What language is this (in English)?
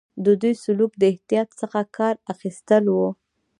Pashto